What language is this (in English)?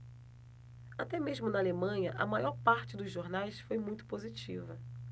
Portuguese